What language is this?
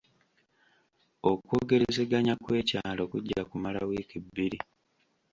Ganda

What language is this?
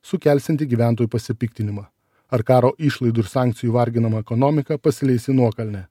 Lithuanian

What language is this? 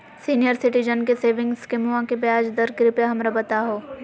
Magahi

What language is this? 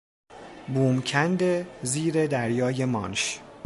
Persian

